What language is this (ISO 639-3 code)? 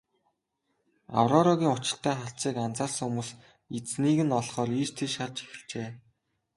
mon